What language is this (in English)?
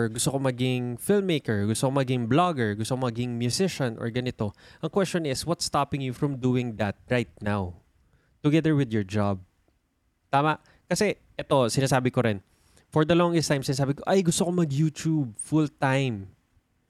Filipino